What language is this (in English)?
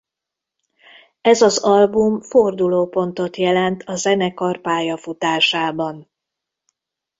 Hungarian